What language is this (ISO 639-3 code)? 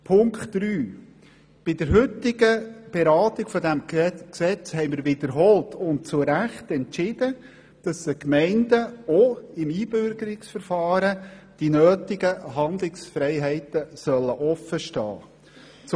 gsw